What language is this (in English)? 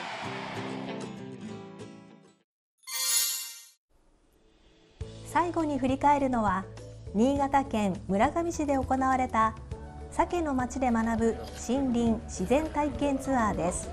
Japanese